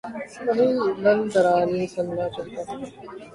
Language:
Urdu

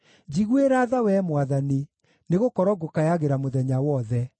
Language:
Kikuyu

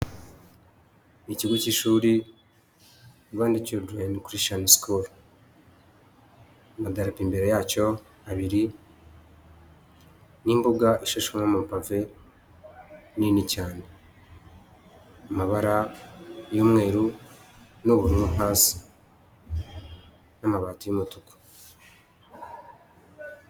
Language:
Kinyarwanda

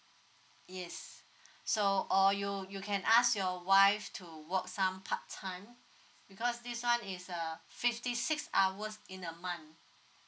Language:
English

